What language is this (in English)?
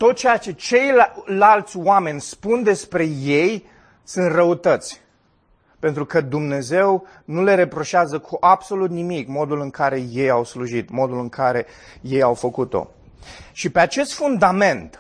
Romanian